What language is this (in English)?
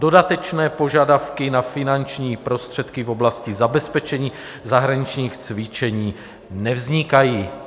Czech